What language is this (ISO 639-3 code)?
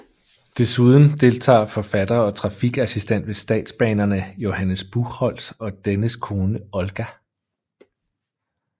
dan